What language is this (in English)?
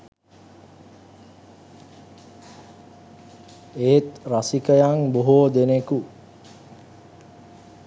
Sinhala